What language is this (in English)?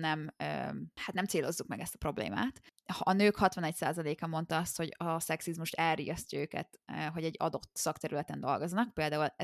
Hungarian